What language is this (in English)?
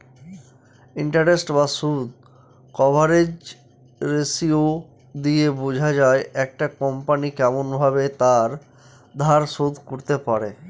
Bangla